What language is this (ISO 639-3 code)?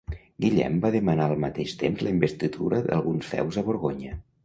cat